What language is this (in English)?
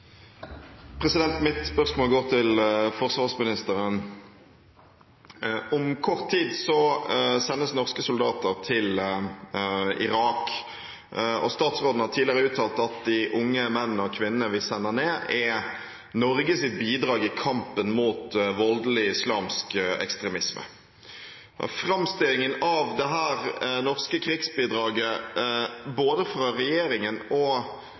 Norwegian